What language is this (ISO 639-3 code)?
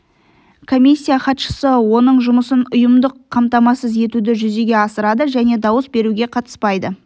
kaz